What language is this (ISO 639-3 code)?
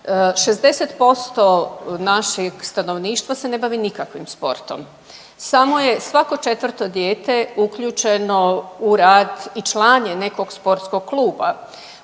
hrv